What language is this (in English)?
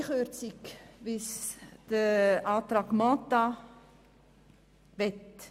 Swiss German